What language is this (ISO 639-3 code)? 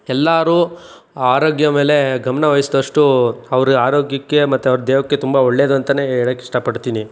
kan